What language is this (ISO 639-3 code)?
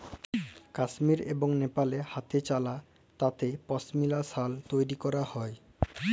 ben